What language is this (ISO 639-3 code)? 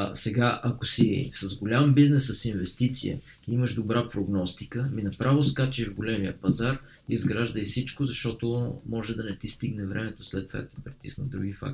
bul